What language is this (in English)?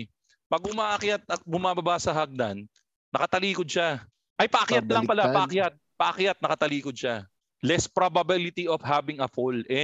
Filipino